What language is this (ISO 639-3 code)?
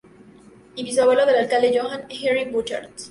spa